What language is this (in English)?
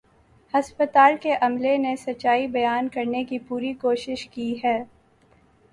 Urdu